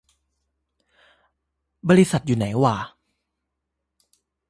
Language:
Thai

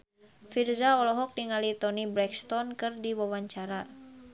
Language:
Sundanese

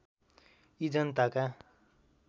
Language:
Nepali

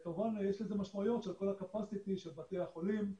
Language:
Hebrew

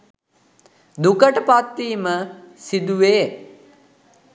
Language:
Sinhala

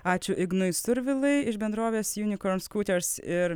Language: Lithuanian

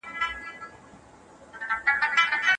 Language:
Pashto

